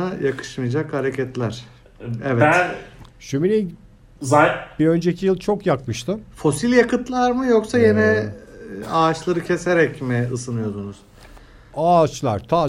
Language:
Turkish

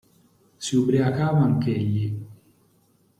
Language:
Italian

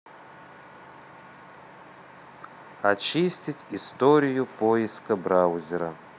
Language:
Russian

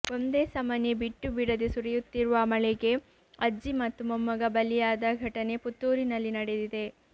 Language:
Kannada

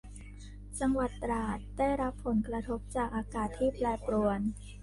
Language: Thai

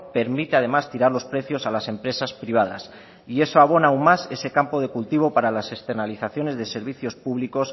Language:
Spanish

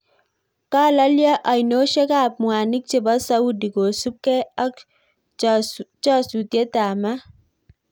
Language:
Kalenjin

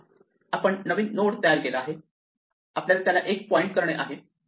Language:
Marathi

